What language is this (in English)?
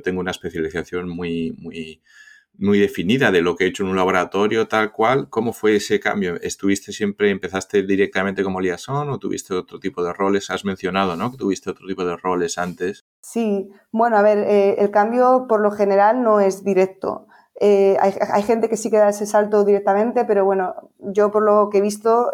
Spanish